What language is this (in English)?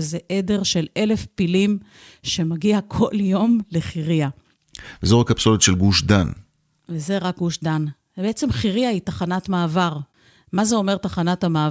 Hebrew